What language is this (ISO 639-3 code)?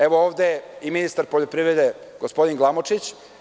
srp